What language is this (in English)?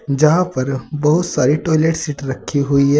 Hindi